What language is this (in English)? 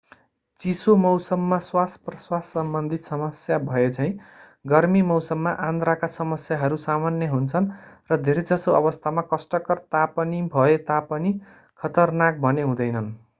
Nepali